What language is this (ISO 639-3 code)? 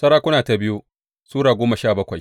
hau